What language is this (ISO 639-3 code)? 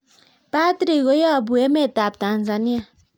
kln